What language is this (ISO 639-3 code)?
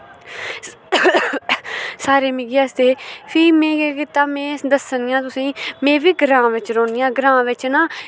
doi